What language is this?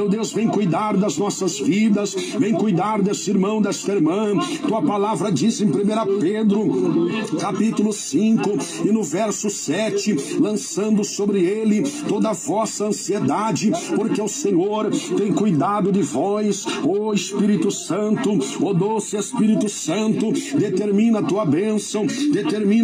Portuguese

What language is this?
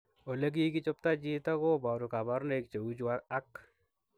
Kalenjin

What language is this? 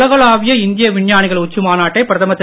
Tamil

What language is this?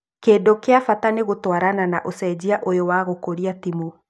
Kikuyu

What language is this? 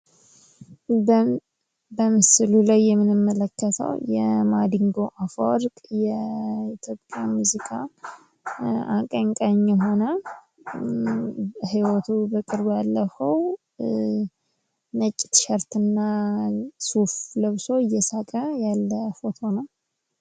Amharic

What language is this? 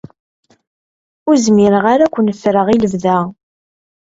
Kabyle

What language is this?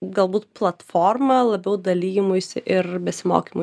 Lithuanian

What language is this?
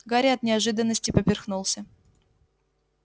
Russian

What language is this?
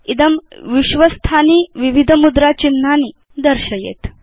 Sanskrit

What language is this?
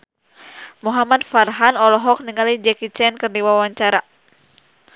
Sundanese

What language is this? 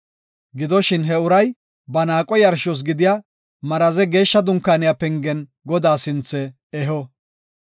Gofa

